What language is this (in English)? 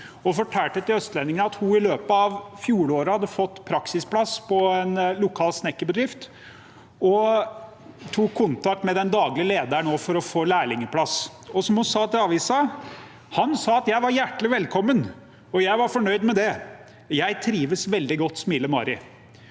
Norwegian